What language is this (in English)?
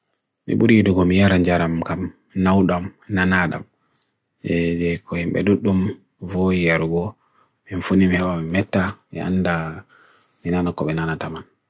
Bagirmi Fulfulde